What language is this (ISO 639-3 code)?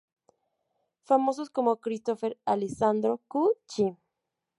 spa